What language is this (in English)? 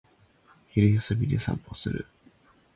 Japanese